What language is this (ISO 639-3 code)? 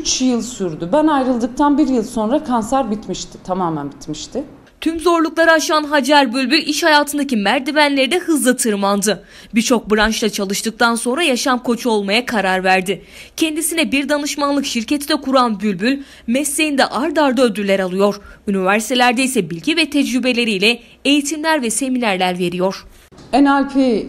tur